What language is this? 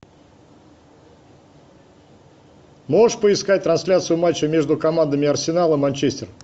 Russian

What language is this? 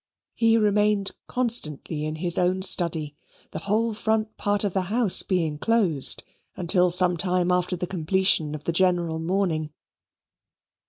English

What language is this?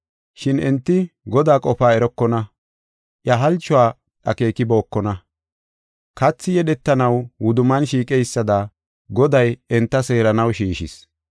Gofa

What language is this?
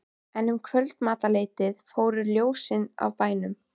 Icelandic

